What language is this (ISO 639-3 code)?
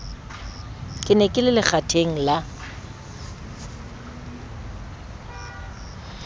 sot